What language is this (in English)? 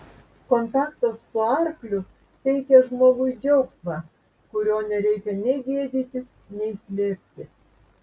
Lithuanian